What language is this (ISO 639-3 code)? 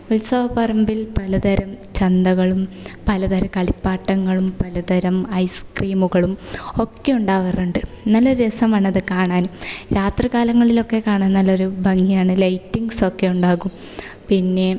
mal